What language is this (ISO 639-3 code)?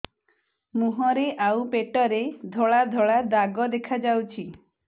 ori